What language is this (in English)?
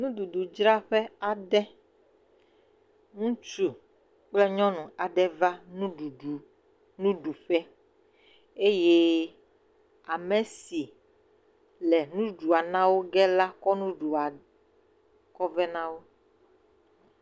Ewe